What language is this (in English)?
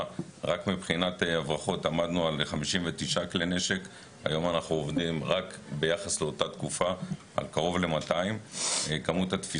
Hebrew